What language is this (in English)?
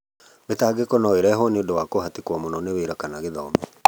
Kikuyu